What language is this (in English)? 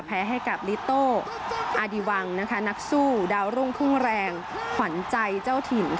Thai